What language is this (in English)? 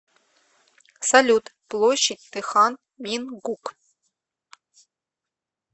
Russian